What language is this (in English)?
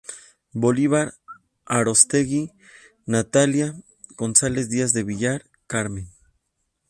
Spanish